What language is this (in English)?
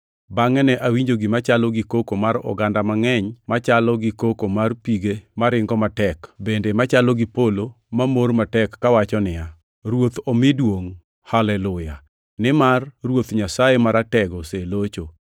Luo (Kenya and Tanzania)